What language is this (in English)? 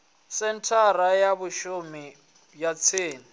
Venda